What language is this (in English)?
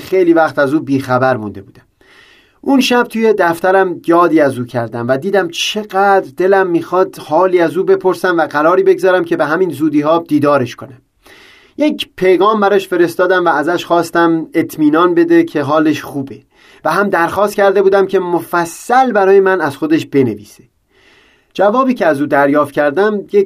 Persian